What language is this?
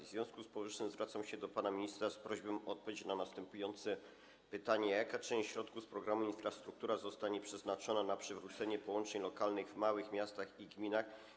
Polish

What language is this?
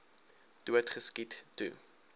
Afrikaans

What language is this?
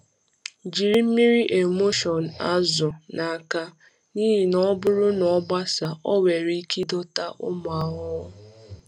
Igbo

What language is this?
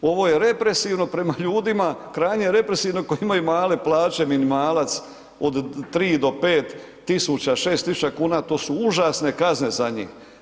Croatian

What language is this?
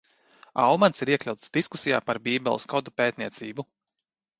Latvian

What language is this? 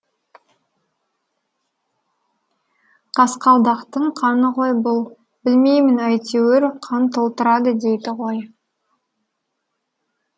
Kazakh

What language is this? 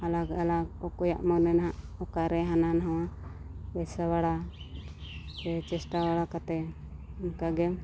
Santali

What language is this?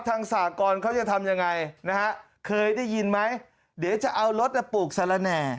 Thai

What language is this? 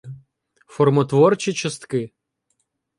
Ukrainian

